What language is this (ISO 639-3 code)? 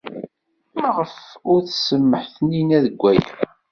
kab